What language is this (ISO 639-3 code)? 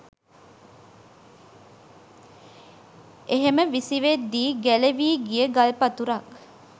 sin